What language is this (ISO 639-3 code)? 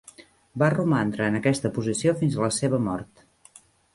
cat